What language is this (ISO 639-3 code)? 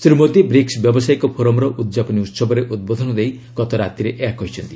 ori